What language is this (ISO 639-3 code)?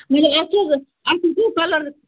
kas